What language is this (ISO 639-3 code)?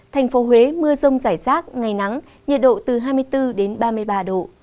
vie